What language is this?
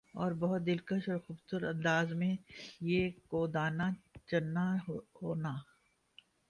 Urdu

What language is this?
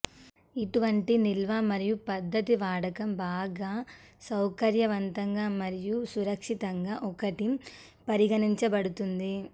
Telugu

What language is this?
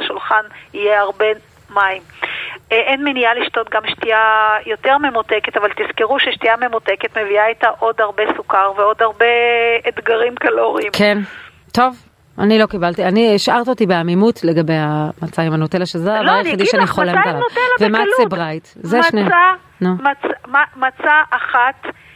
Hebrew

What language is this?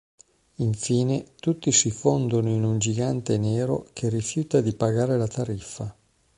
Italian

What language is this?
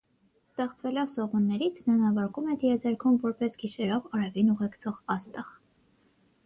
Armenian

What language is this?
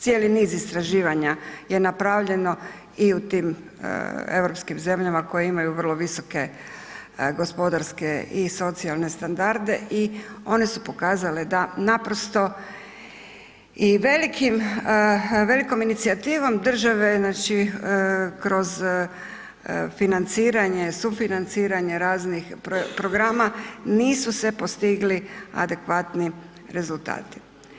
Croatian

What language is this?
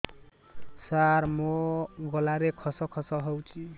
Odia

